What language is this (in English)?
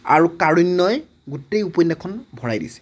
Assamese